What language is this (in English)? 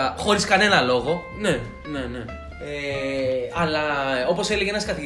Greek